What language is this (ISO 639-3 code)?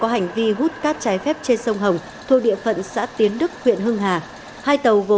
vie